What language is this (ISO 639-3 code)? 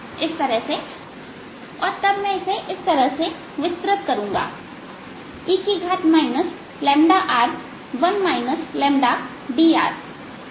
hin